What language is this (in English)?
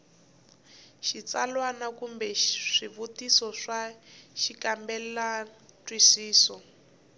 Tsonga